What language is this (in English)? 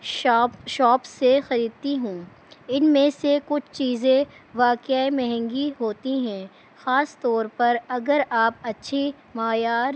Urdu